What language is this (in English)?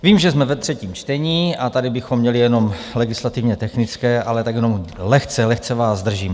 Czech